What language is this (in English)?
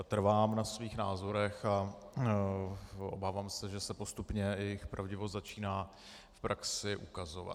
Czech